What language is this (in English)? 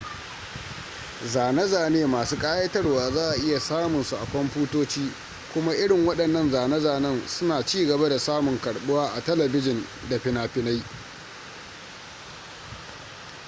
Hausa